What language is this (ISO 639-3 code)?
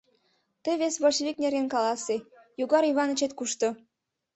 chm